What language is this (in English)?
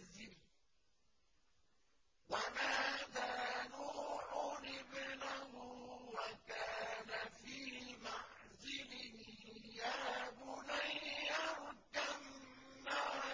Arabic